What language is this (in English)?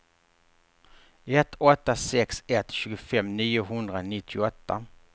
Swedish